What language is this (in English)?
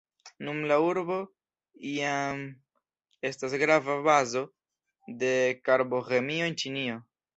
Esperanto